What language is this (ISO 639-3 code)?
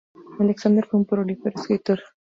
spa